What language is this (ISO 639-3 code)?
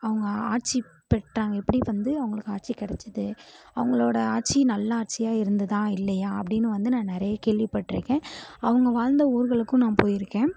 tam